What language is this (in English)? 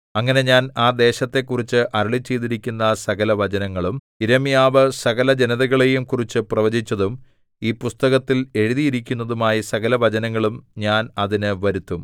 Malayalam